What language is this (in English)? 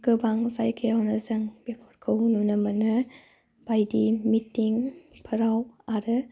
Bodo